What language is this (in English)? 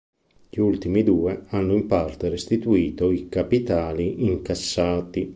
Italian